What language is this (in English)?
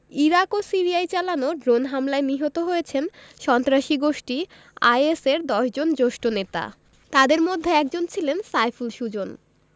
Bangla